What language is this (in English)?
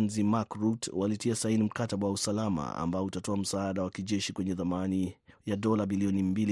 Swahili